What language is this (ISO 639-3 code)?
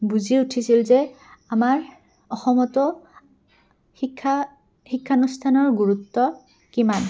asm